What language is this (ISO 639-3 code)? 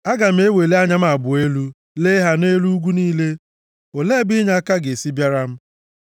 ibo